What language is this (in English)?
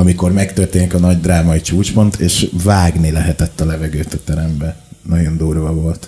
Hungarian